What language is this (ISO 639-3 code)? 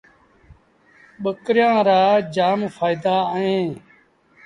sbn